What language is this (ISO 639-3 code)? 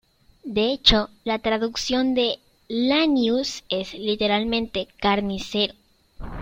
spa